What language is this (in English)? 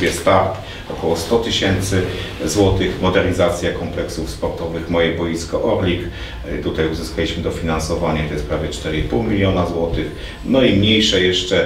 Polish